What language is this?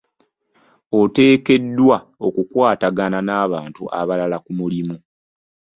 Ganda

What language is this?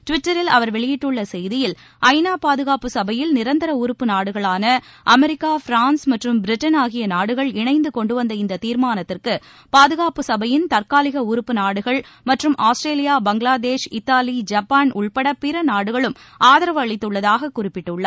Tamil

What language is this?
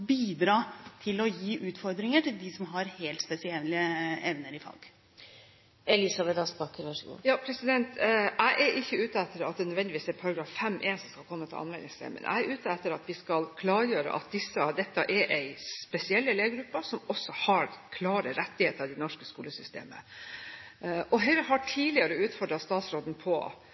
Norwegian Bokmål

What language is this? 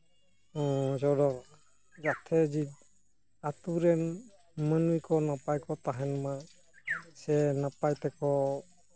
Santali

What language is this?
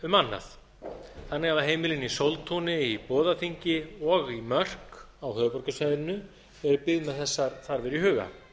Icelandic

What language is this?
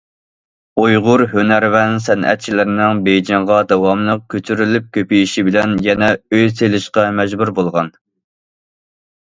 Uyghur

